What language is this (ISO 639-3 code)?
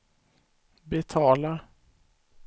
swe